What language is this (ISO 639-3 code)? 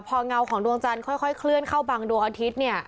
tha